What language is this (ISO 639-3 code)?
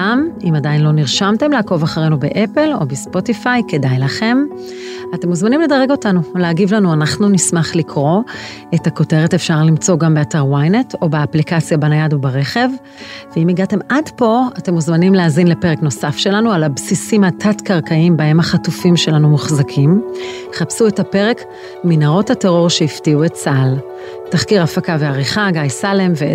heb